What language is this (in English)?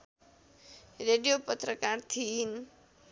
Nepali